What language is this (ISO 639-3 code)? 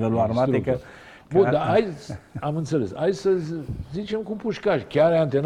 ron